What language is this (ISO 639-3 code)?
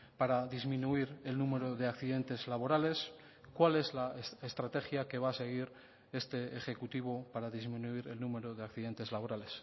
spa